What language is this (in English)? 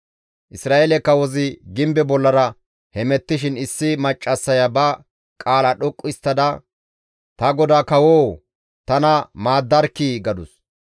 Gamo